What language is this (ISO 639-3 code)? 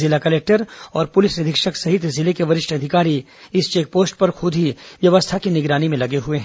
hin